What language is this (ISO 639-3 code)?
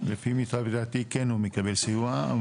heb